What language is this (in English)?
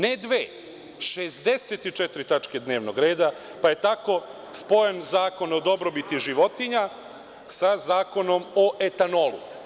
Serbian